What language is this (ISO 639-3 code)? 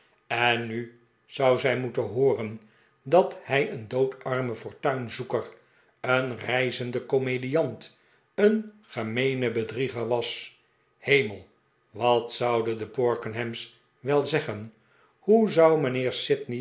nld